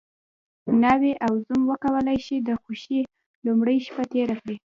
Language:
Pashto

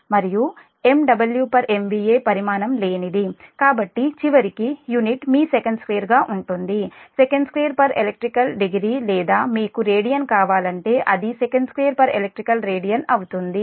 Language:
Telugu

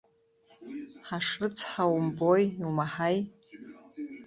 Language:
Abkhazian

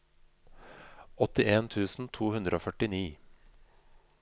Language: Norwegian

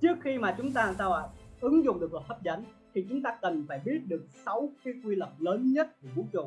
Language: Vietnamese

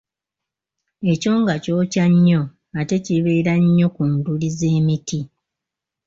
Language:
Ganda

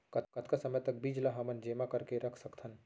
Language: Chhattisgarhi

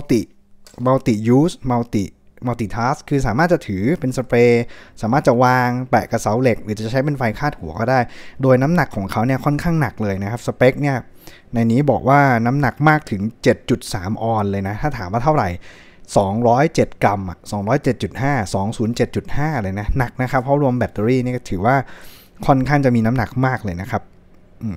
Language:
Thai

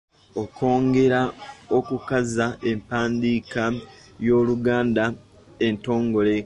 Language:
Ganda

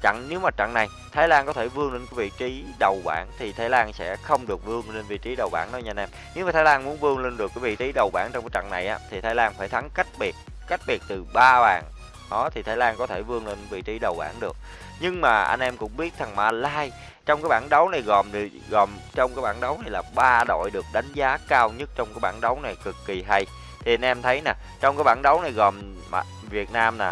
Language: Vietnamese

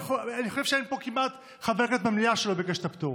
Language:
Hebrew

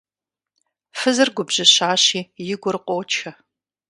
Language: Kabardian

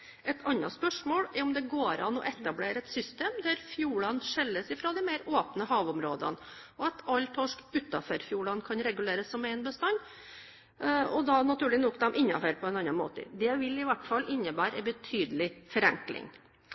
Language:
Norwegian Bokmål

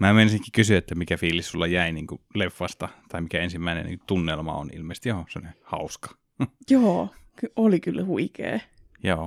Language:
Finnish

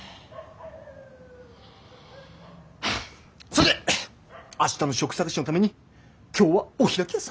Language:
Japanese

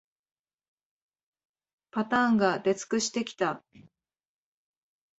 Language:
Japanese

